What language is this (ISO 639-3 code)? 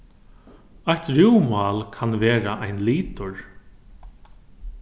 fao